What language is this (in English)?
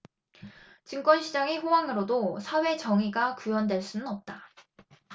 Korean